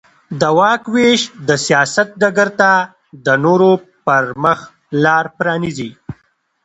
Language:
Pashto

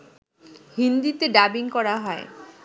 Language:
Bangla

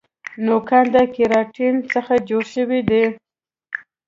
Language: Pashto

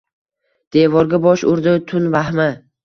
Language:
Uzbek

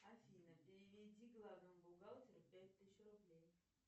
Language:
Russian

